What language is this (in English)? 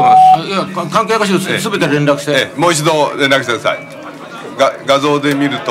Japanese